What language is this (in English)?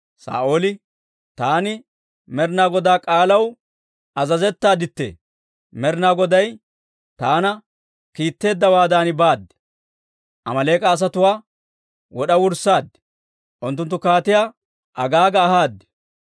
Dawro